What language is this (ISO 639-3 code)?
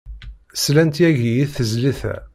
kab